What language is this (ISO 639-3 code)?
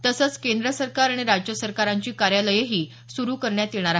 mar